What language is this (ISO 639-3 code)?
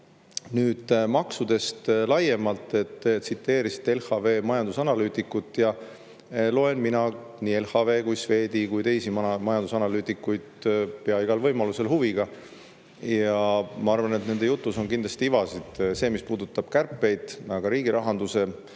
est